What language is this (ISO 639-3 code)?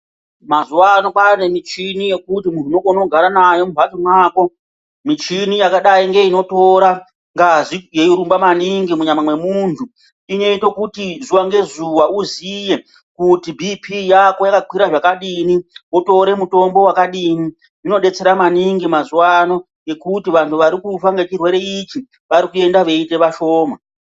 ndc